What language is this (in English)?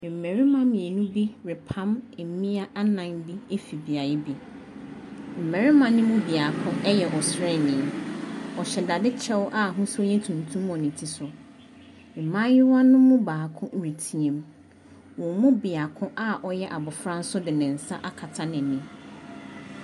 Akan